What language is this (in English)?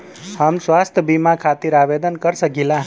Bhojpuri